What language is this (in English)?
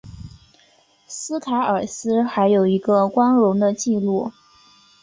Chinese